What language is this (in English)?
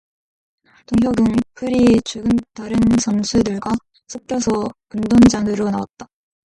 Korean